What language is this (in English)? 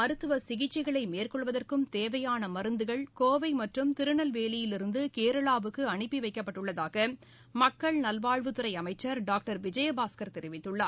Tamil